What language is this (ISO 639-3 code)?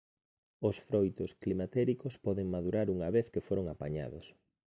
glg